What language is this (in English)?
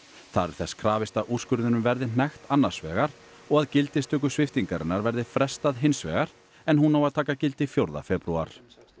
Icelandic